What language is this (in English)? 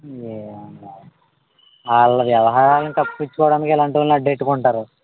Telugu